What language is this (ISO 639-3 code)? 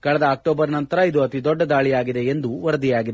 kan